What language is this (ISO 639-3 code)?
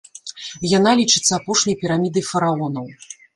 bel